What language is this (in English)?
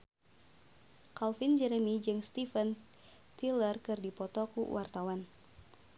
Sundanese